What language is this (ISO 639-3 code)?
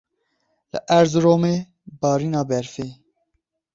kur